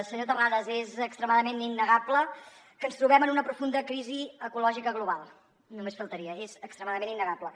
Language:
Catalan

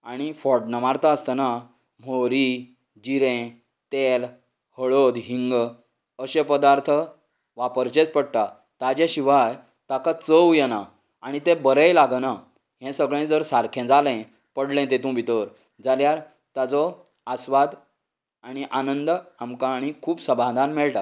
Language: Konkani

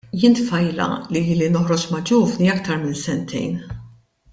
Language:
Maltese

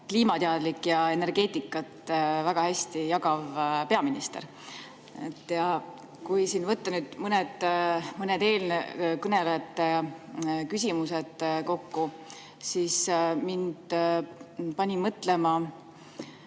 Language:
Estonian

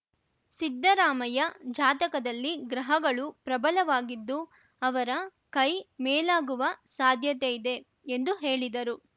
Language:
Kannada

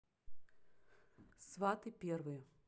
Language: Russian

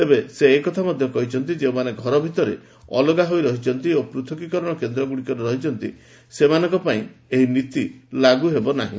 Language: Odia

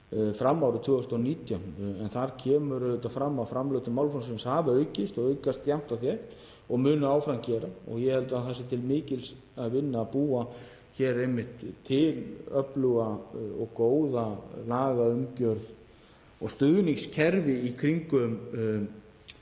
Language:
Icelandic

